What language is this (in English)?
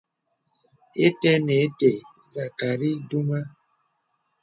Bebele